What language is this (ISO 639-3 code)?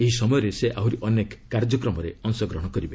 ori